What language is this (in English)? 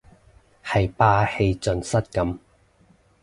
Cantonese